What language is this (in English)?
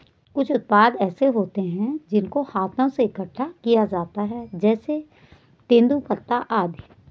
Hindi